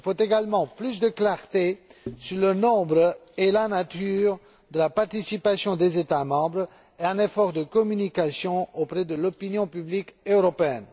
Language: French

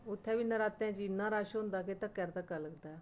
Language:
Dogri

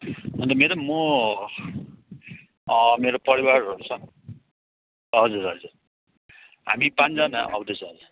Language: Nepali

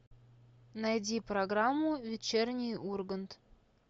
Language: Russian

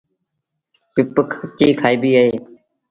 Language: Sindhi Bhil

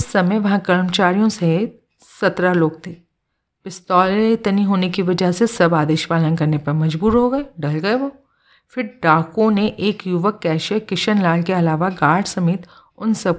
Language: Hindi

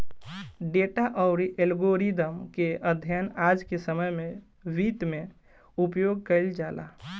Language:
Bhojpuri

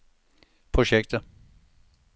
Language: Danish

